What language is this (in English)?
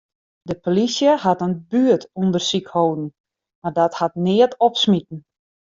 Western Frisian